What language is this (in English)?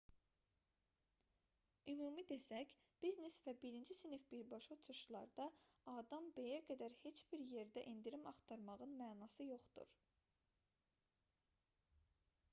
Azerbaijani